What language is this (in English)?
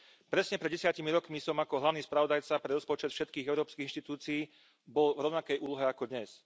Slovak